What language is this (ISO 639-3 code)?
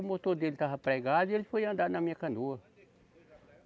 por